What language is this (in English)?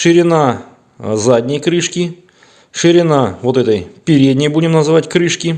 Russian